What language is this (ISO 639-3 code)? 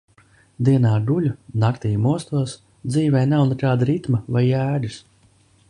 lav